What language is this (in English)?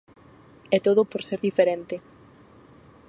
Galician